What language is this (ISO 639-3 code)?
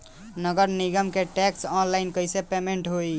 bho